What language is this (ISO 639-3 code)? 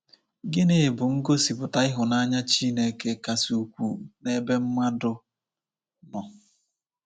ibo